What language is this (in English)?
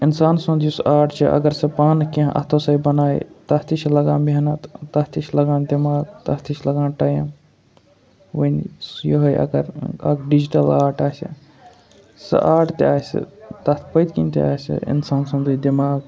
Kashmiri